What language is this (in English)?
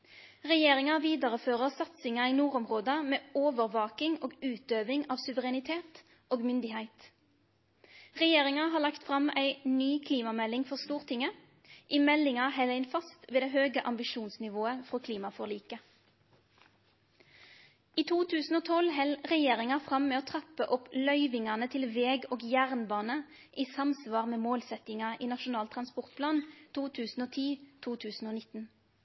Norwegian Nynorsk